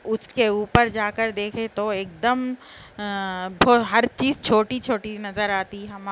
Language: Urdu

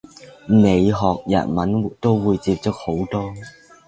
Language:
Cantonese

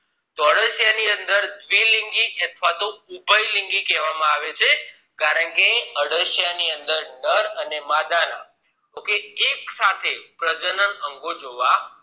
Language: Gujarati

